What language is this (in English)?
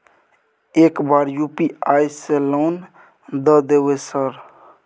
Maithili